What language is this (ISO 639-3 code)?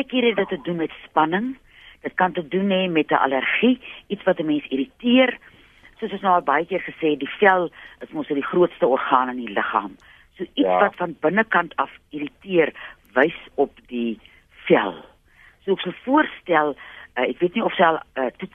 nld